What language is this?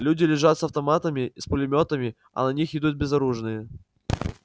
Russian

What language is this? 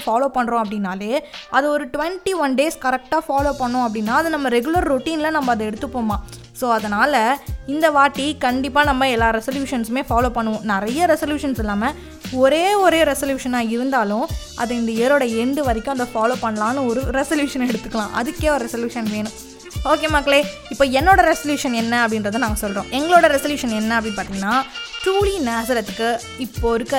Tamil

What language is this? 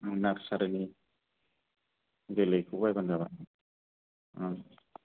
Bodo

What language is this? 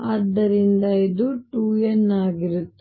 Kannada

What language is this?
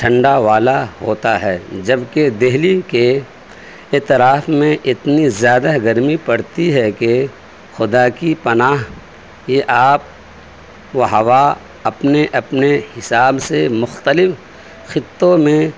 Urdu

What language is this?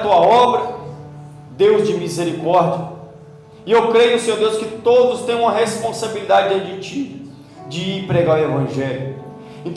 Portuguese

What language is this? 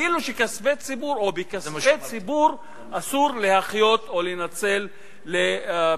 Hebrew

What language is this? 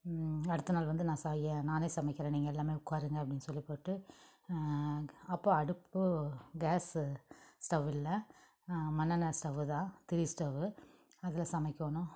Tamil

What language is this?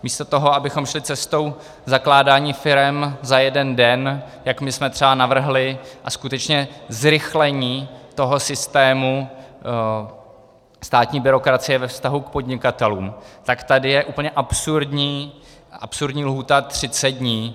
Czech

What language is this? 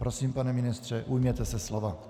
Czech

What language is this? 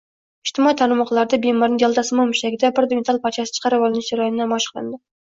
Uzbek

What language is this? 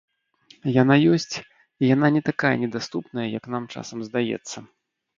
Belarusian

